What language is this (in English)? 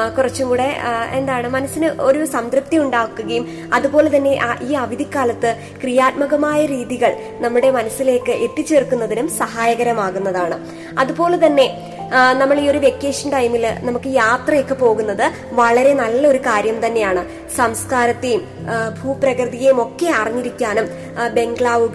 Malayalam